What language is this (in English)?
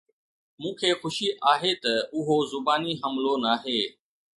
Sindhi